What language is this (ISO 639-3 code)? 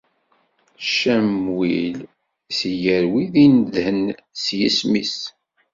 kab